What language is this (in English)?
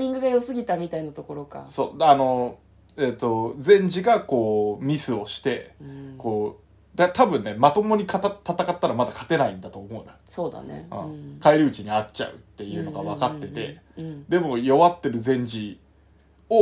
Japanese